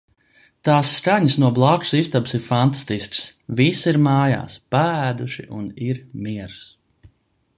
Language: Latvian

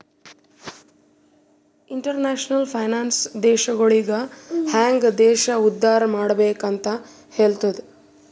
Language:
Kannada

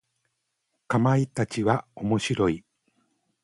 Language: Japanese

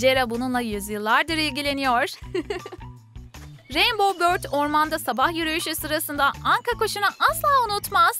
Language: Turkish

